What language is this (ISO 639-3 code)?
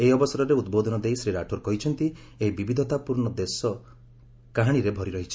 ori